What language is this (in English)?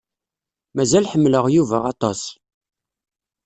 Kabyle